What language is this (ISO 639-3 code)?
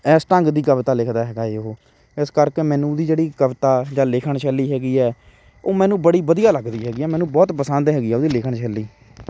pan